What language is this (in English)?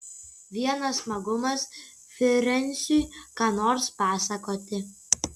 Lithuanian